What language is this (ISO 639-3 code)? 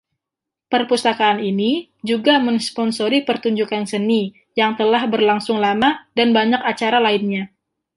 ind